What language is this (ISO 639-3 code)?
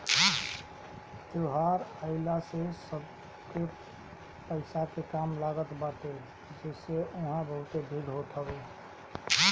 bho